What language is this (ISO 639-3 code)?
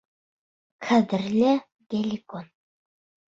bak